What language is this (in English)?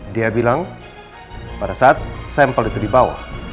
Indonesian